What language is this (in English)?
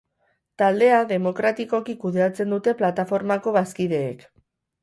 Basque